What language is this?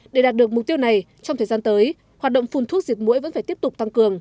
Vietnamese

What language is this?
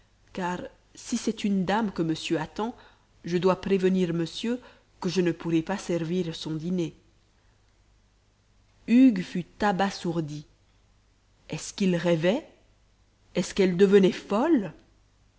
French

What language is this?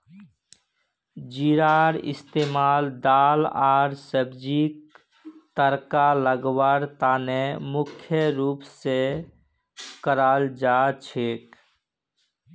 Magahi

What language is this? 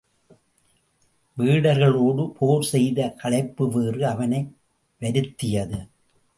Tamil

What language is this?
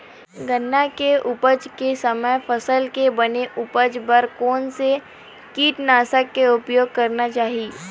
Chhattisgarhi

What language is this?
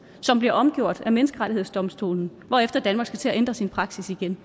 Danish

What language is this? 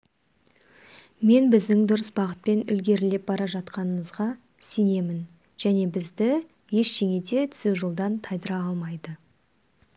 Kazakh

